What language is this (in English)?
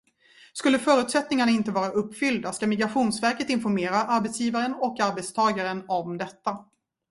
Swedish